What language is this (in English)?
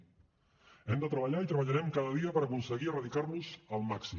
Catalan